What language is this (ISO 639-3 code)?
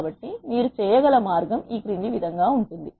tel